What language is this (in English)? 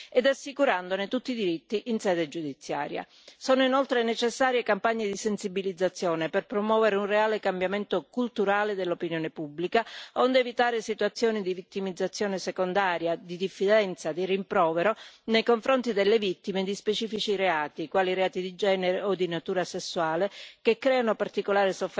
Italian